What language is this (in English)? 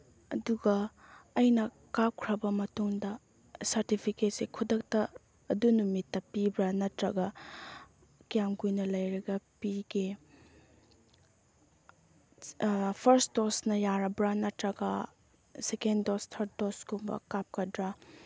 Manipuri